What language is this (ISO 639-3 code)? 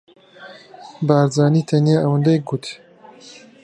ckb